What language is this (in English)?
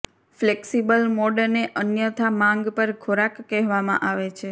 Gujarati